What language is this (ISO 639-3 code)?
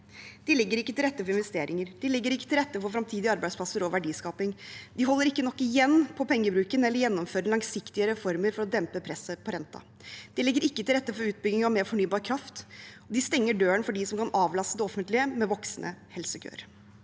nor